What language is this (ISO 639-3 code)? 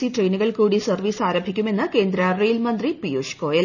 mal